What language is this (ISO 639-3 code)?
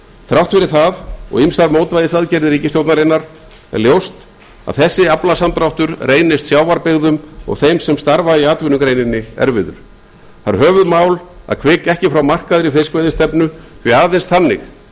isl